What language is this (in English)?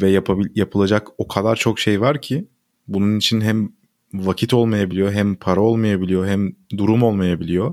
Turkish